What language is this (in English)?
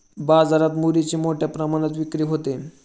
Marathi